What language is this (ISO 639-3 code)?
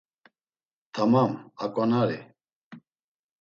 lzz